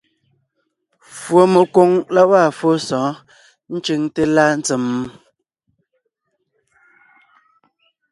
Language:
Ngiemboon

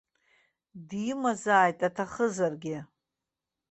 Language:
Abkhazian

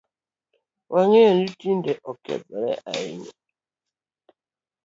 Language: Luo (Kenya and Tanzania)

